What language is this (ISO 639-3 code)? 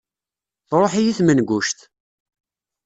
kab